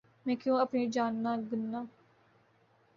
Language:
Urdu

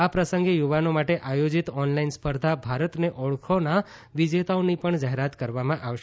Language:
Gujarati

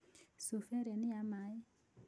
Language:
Kikuyu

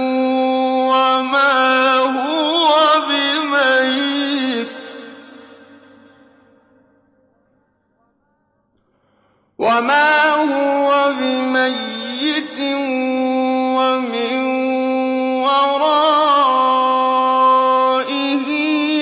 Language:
Arabic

